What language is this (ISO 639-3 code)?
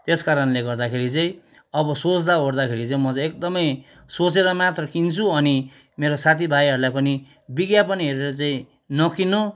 nep